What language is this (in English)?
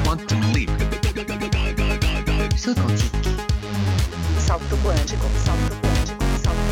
Swedish